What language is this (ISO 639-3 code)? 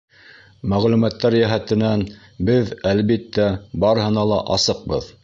bak